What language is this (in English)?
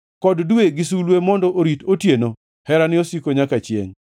Luo (Kenya and Tanzania)